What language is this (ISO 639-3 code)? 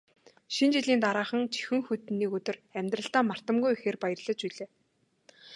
mon